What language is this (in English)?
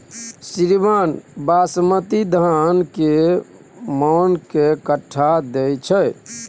Maithili